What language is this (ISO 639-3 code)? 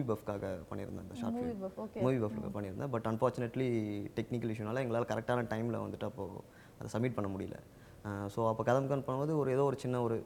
tam